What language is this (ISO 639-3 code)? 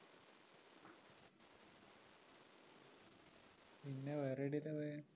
mal